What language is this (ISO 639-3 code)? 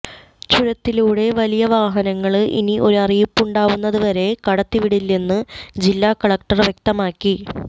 mal